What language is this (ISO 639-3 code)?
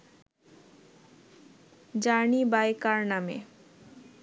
ben